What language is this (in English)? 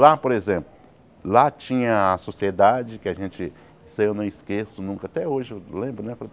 Portuguese